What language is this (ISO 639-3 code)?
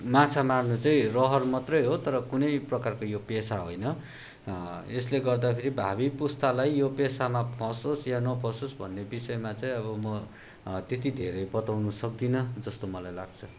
nep